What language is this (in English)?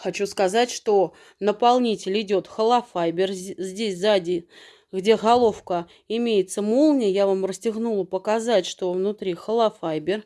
Russian